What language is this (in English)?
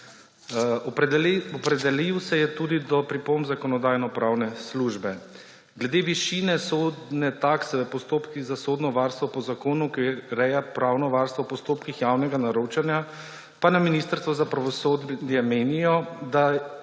Slovenian